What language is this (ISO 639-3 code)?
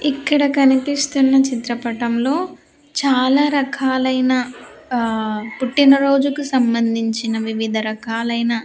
tel